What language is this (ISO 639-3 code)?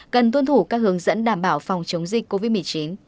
vie